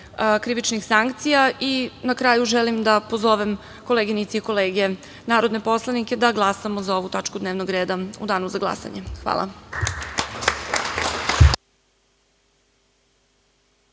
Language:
Serbian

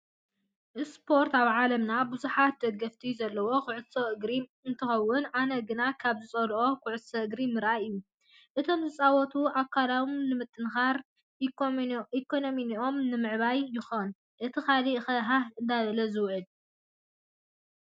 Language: Tigrinya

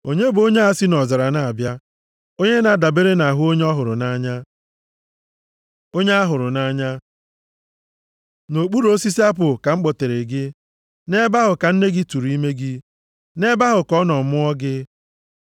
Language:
Igbo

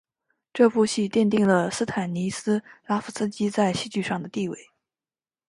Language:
Chinese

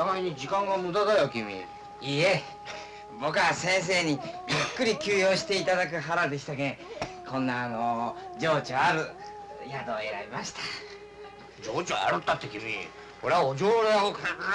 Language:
Japanese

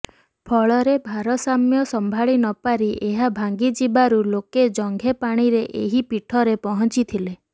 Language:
Odia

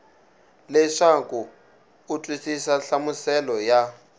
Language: Tsonga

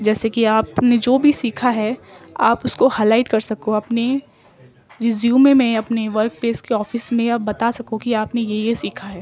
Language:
Urdu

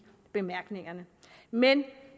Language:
Danish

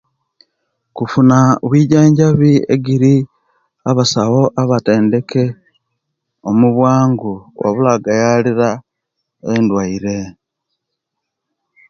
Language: Kenyi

